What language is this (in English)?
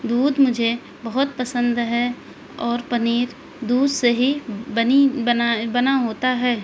Urdu